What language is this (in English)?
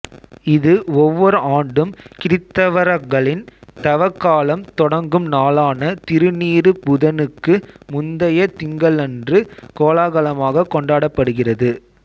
Tamil